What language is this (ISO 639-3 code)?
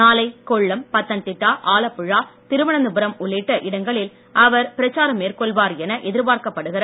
tam